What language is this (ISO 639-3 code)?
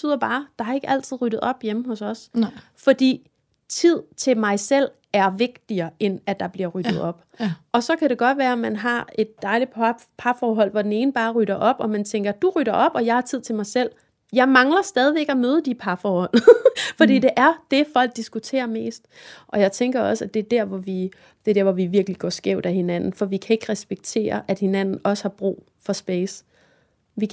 dan